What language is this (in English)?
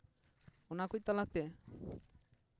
Santali